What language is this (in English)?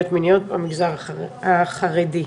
Hebrew